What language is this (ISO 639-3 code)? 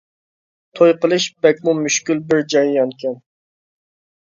uig